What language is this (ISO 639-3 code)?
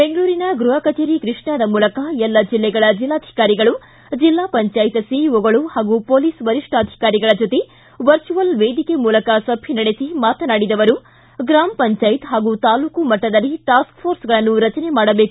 kan